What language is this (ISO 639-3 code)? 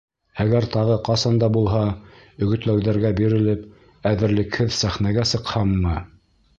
bak